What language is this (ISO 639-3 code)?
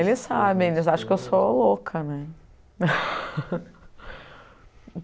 por